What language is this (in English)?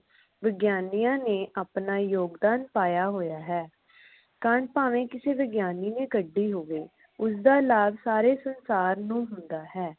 Punjabi